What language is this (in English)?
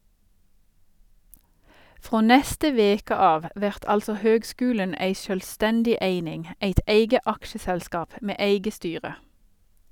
Norwegian